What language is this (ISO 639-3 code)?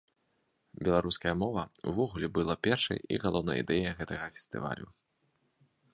bel